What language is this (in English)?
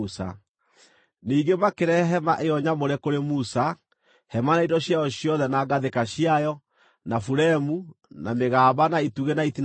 Kikuyu